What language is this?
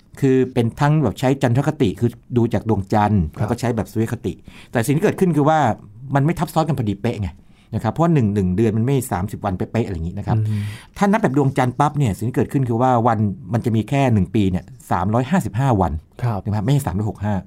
Thai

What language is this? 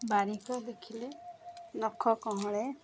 Odia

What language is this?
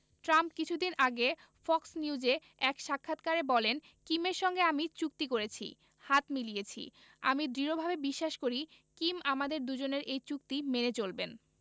Bangla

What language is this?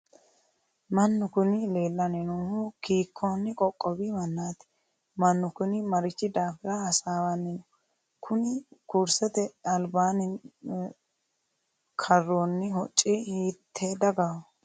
Sidamo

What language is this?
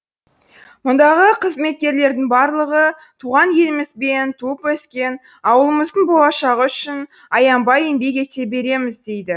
Kazakh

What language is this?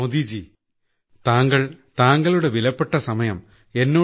Malayalam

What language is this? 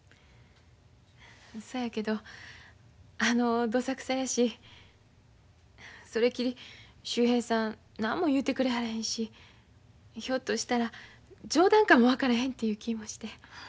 Japanese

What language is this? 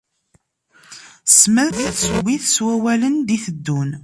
Kabyle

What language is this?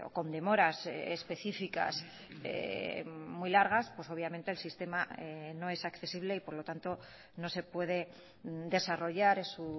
Spanish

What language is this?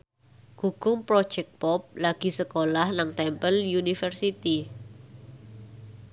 Javanese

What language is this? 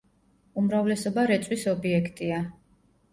Georgian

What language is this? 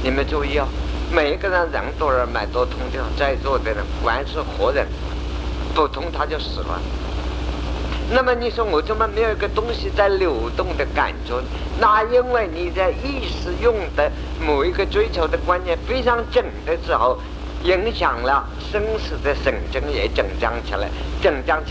Chinese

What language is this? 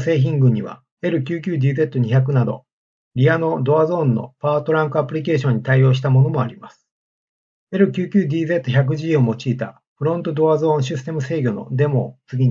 Japanese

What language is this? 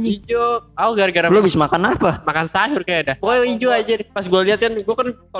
Indonesian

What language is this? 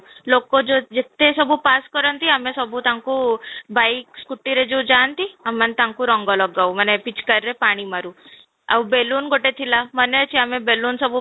Odia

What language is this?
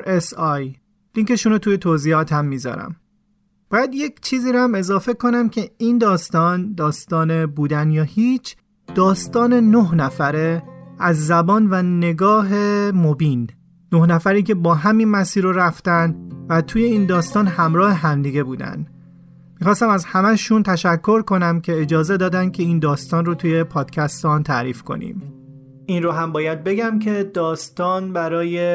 Persian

